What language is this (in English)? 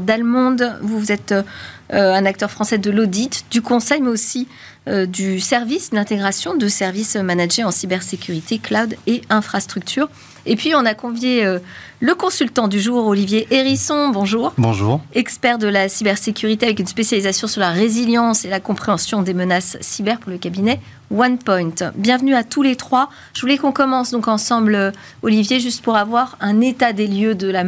French